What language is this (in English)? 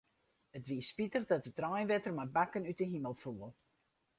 Western Frisian